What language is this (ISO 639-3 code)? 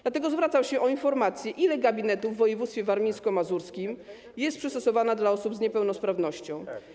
pol